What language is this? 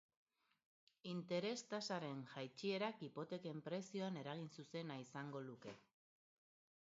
Basque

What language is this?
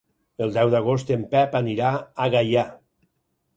Catalan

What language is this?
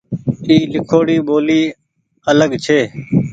Goaria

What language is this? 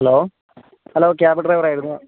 Malayalam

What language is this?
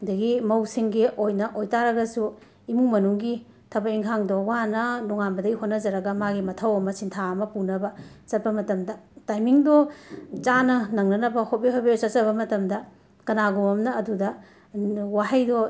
Manipuri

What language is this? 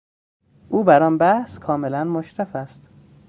Persian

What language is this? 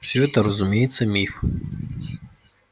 Russian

